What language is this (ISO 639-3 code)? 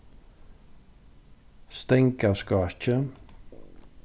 fao